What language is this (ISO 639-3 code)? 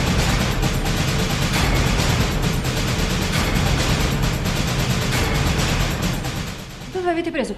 ita